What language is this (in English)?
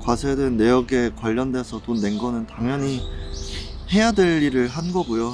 Korean